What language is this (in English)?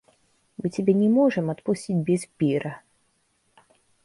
Russian